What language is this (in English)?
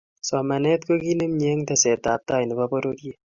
Kalenjin